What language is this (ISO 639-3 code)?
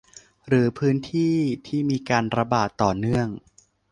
tha